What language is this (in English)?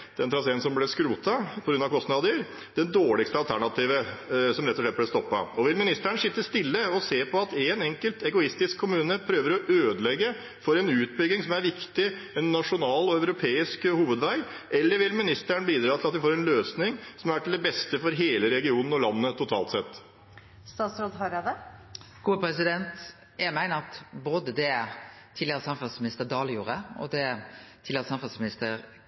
Norwegian